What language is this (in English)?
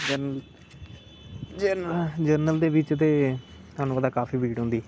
Dogri